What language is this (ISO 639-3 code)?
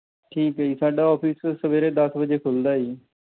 pan